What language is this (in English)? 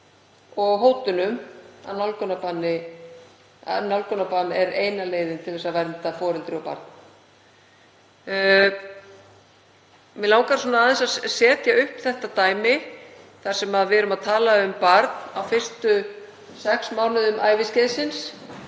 Icelandic